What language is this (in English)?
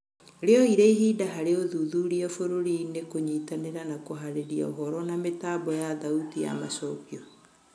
Kikuyu